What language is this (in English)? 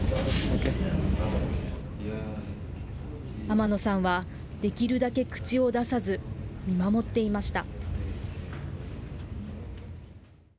Japanese